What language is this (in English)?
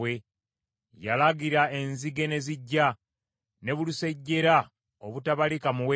Ganda